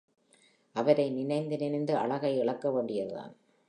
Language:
Tamil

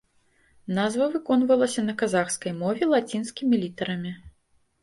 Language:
Belarusian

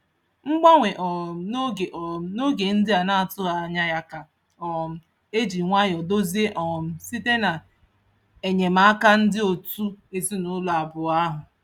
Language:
Igbo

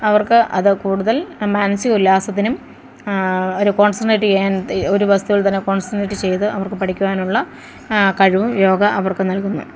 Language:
Malayalam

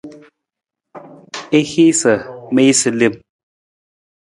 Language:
Nawdm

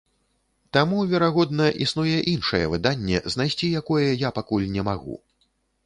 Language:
Belarusian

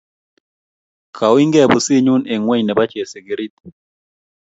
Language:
Kalenjin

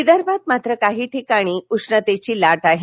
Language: Marathi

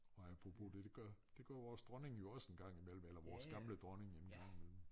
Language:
Danish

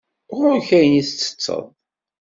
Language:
Kabyle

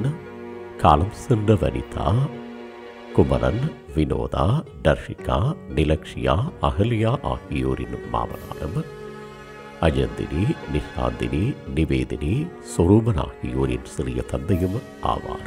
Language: Tamil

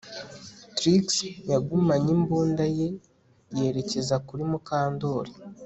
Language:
Kinyarwanda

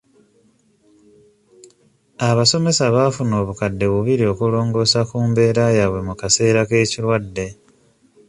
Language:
Ganda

